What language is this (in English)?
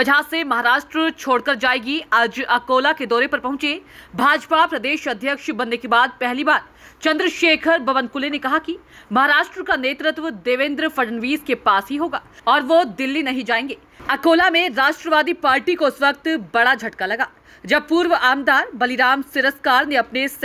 Hindi